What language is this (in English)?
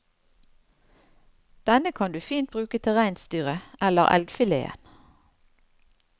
Norwegian